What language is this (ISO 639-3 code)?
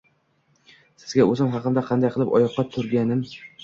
uzb